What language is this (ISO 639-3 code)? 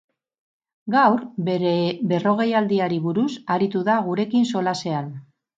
eus